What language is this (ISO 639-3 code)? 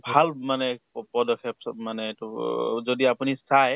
asm